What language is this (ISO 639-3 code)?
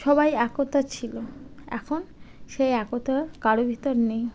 ben